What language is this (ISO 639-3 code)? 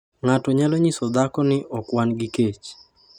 luo